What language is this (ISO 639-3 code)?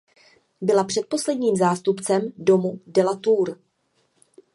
ces